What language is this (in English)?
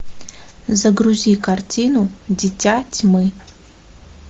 Russian